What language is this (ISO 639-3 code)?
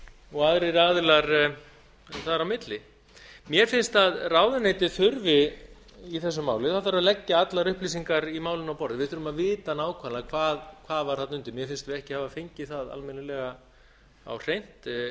isl